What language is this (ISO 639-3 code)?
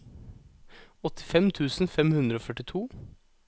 nor